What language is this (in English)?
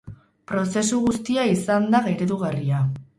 Basque